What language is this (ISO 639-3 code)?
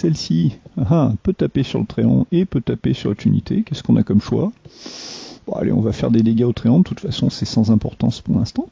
fra